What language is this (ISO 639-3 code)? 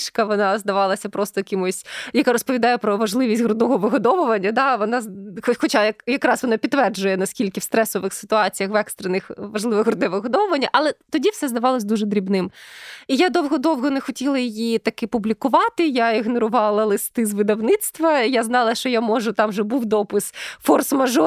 ukr